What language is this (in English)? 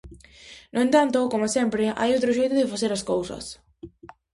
Galician